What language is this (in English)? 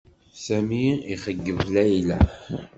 Kabyle